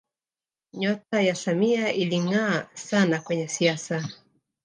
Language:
Swahili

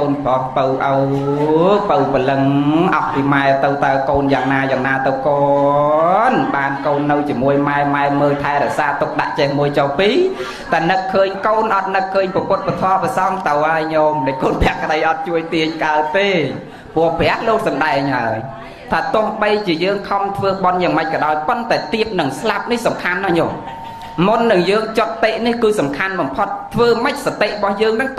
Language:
Vietnamese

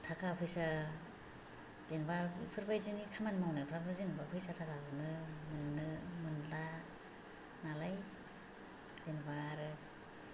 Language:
Bodo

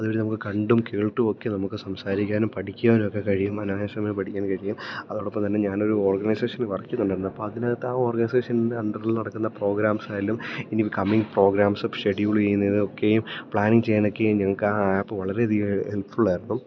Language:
Malayalam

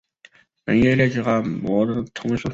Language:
Chinese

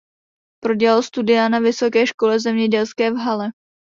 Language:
Czech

